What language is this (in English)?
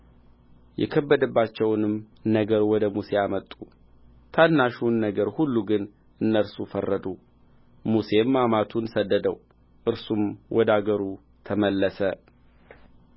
Amharic